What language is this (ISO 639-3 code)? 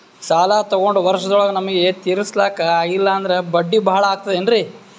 kan